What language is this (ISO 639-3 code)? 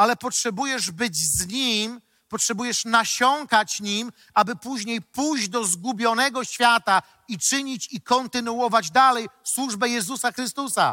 pol